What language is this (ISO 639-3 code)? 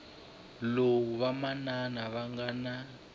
tso